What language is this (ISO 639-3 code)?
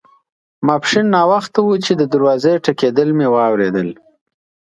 pus